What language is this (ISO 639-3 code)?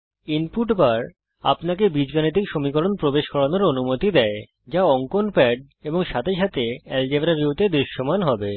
ben